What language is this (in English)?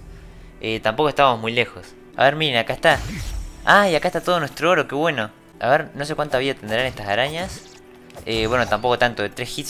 Spanish